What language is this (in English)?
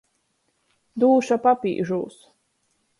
Latgalian